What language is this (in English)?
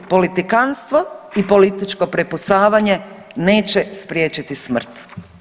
Croatian